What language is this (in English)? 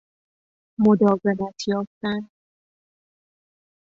Persian